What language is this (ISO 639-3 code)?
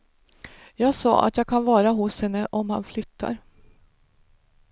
swe